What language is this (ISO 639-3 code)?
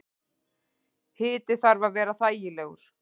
isl